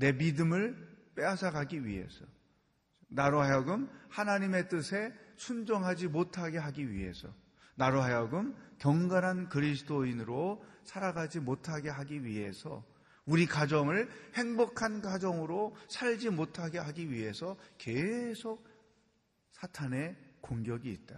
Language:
Korean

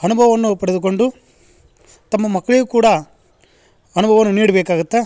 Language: Kannada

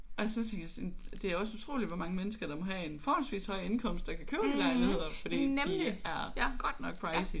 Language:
Danish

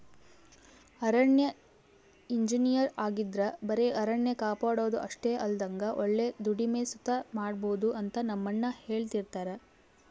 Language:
Kannada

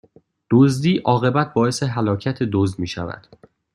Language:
Persian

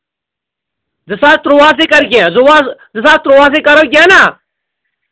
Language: Kashmiri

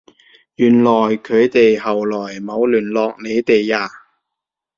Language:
Cantonese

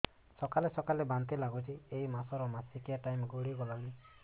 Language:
Odia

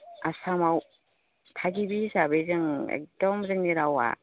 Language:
Bodo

